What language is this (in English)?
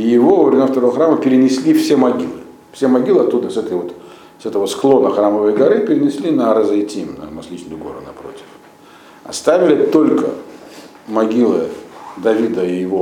Russian